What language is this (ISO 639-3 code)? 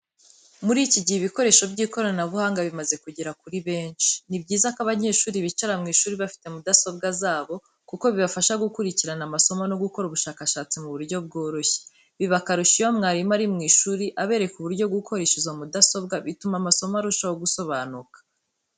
kin